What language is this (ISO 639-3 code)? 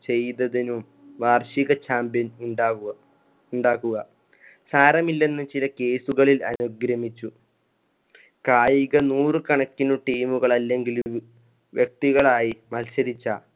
mal